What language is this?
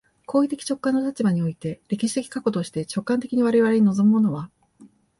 Japanese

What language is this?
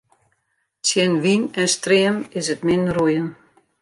Western Frisian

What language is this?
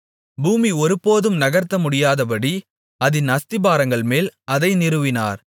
Tamil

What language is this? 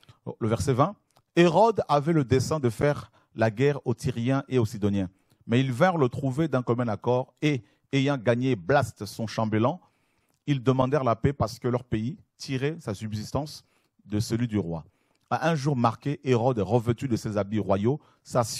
French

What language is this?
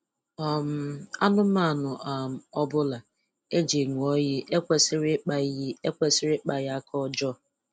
Igbo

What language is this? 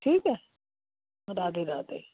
Hindi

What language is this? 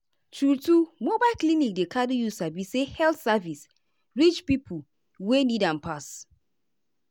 Nigerian Pidgin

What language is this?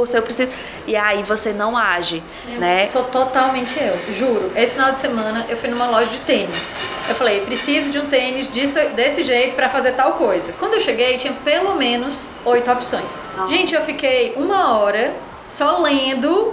Portuguese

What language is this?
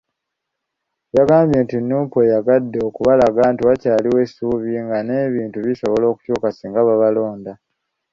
Ganda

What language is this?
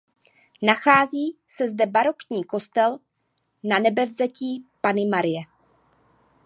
Czech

